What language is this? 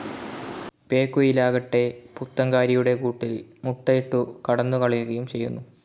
Malayalam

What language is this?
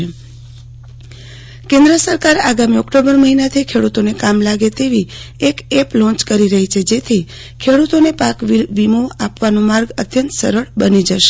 Gujarati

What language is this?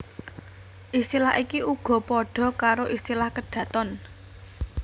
Javanese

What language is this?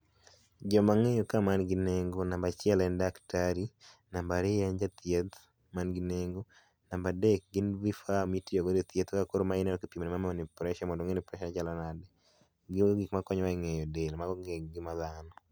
Luo (Kenya and Tanzania)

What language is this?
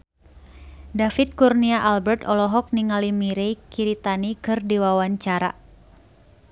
Sundanese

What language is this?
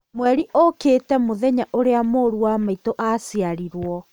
Kikuyu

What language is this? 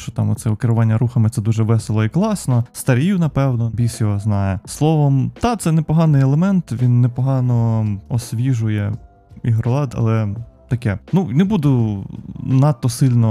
Ukrainian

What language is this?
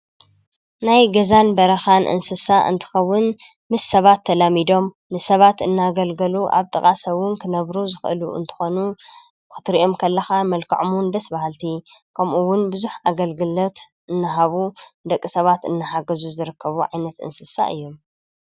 Tigrinya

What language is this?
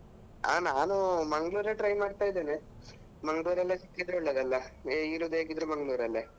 Kannada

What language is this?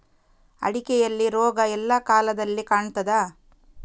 Kannada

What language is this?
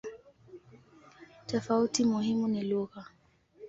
Swahili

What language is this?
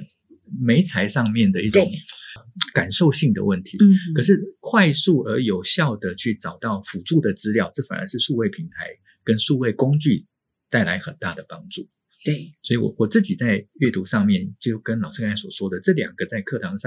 Chinese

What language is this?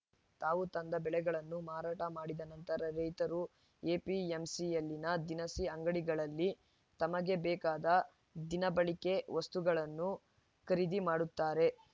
Kannada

